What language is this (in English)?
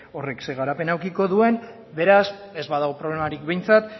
Basque